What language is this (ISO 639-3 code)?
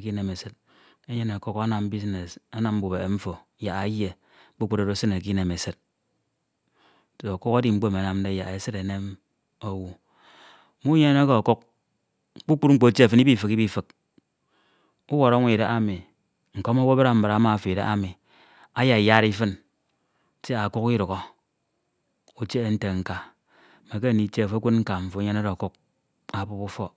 itw